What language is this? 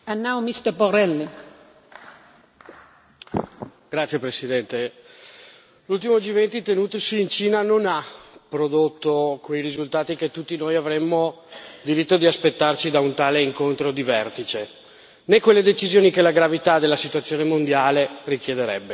Italian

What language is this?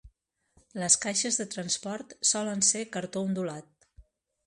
Catalan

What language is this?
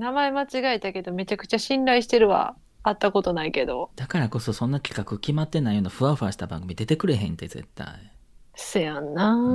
Japanese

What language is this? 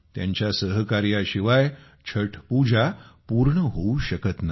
Marathi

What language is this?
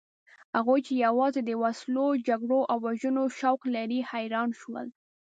Pashto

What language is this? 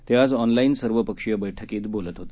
Marathi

